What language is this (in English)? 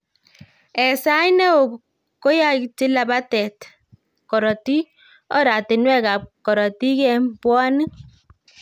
Kalenjin